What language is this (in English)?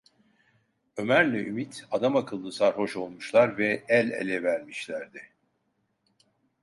Turkish